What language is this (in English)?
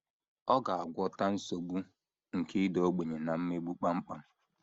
Igbo